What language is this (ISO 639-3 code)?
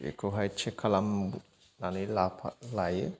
brx